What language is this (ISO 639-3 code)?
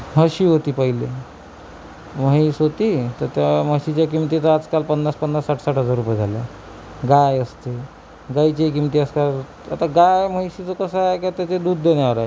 mar